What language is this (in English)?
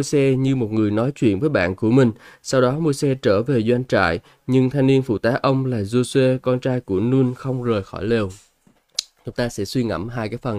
Vietnamese